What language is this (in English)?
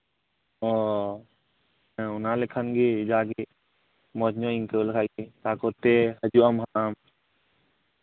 Santali